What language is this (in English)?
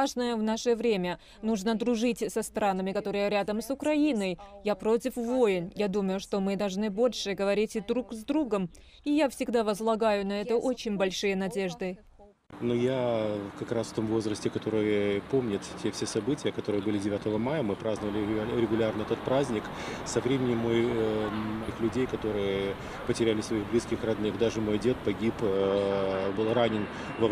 Russian